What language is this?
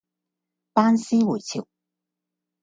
Cantonese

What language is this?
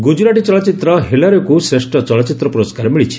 Odia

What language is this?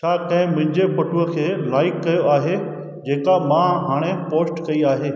Sindhi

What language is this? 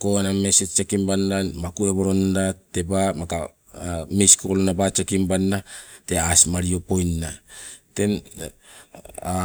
Sibe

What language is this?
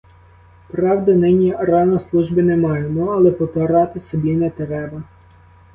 Ukrainian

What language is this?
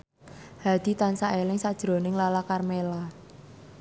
Javanese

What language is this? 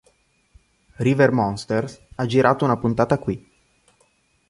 Italian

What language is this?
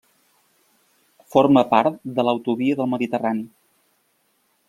Catalan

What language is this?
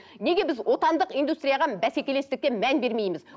Kazakh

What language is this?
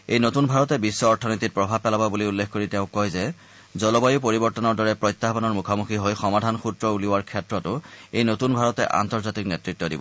Assamese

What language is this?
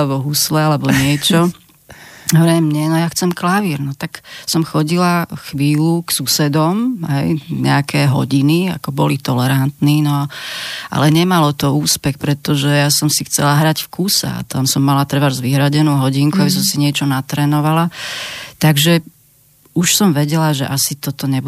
Slovak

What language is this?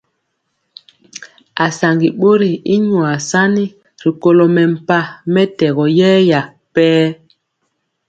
Mpiemo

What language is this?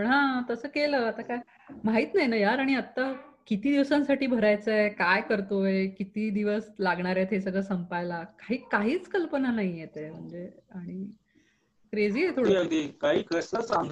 Marathi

